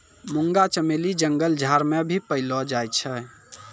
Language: Maithili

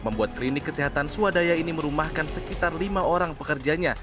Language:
Indonesian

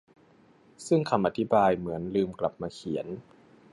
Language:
Thai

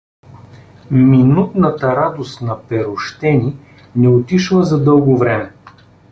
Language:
Bulgarian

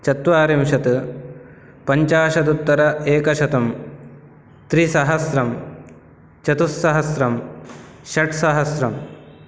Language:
Sanskrit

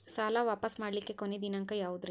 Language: Kannada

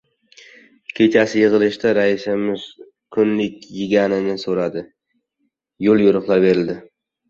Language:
Uzbek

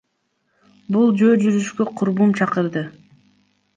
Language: Kyrgyz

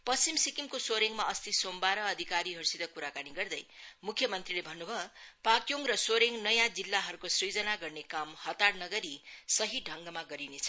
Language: Nepali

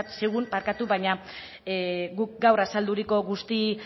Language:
Basque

